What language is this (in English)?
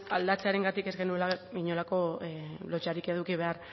Basque